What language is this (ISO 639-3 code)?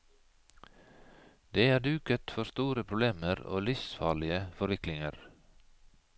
nor